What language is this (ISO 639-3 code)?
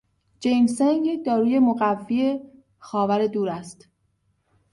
fas